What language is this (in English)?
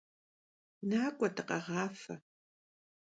Kabardian